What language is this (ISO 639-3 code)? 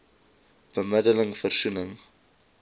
afr